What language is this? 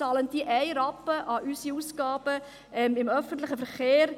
Swiss German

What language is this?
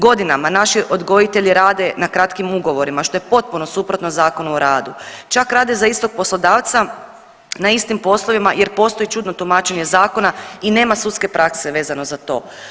Croatian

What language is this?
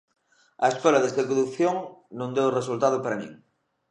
Galician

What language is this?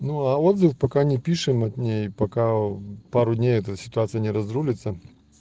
Russian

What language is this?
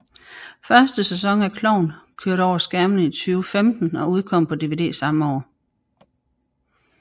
Danish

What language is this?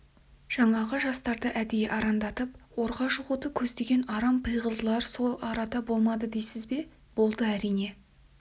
Kazakh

